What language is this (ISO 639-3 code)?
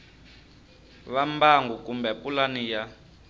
tso